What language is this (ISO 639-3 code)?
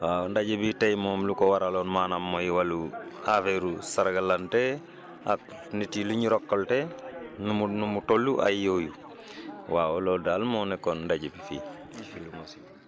wol